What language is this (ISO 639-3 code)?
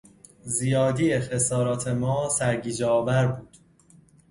fas